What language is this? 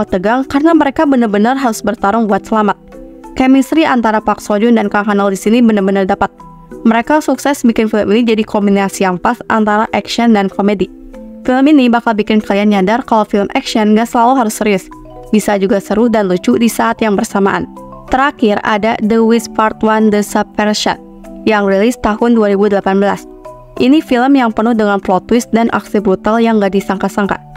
Indonesian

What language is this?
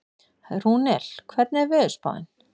Icelandic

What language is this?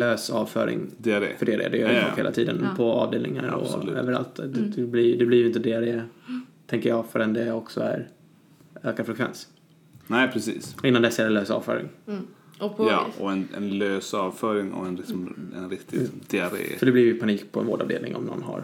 Swedish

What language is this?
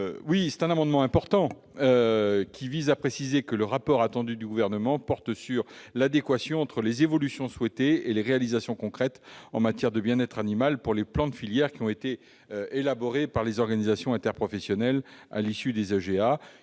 French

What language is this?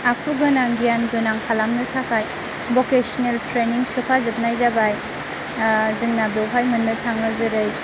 Bodo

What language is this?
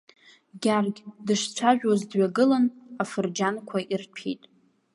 Abkhazian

